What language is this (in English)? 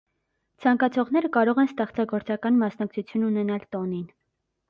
Armenian